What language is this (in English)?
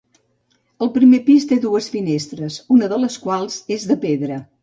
Catalan